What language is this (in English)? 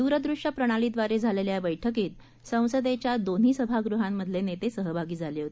Marathi